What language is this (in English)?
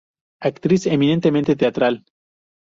Spanish